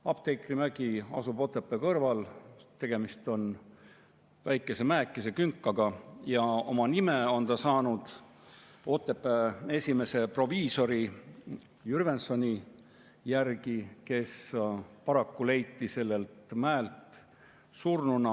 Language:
Estonian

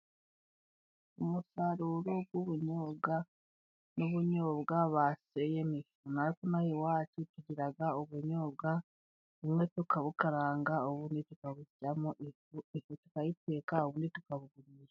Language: Kinyarwanda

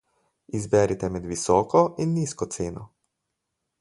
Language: Slovenian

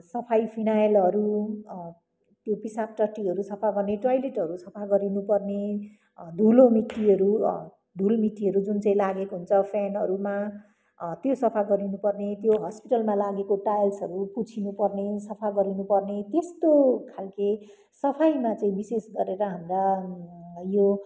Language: Nepali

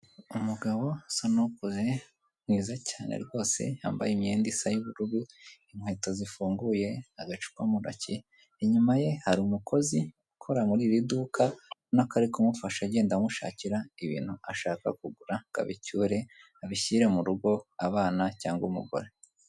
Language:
Kinyarwanda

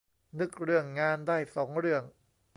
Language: Thai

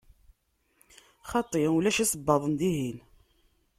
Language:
Kabyle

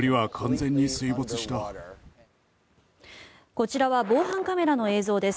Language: Japanese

